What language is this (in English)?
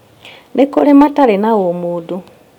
Kikuyu